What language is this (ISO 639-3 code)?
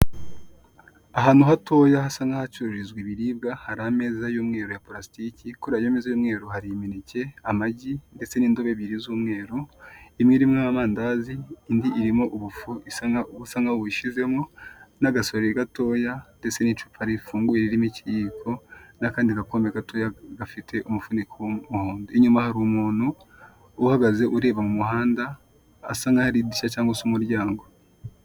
kin